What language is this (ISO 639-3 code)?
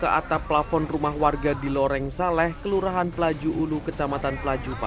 ind